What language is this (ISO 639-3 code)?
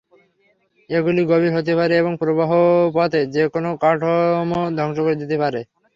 ben